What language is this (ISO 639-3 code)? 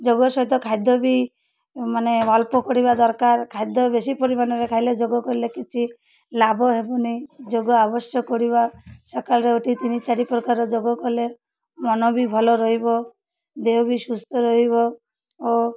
ori